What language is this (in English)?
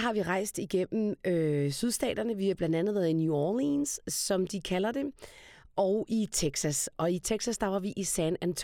Danish